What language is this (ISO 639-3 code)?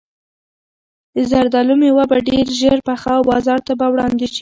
pus